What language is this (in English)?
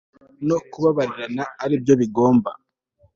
Kinyarwanda